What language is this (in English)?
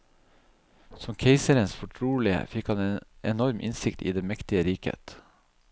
Norwegian